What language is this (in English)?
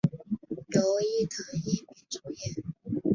Chinese